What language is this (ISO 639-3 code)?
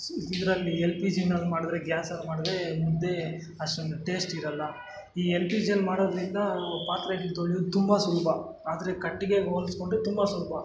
kan